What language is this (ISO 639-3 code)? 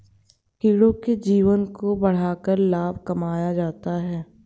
hin